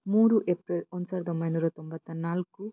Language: Kannada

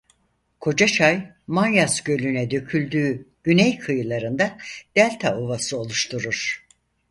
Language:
Turkish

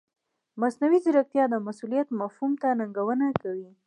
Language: Pashto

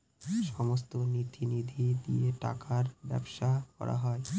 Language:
Bangla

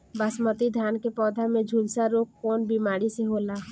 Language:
Bhojpuri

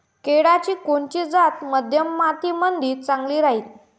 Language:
Marathi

